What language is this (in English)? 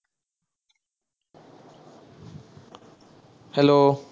Assamese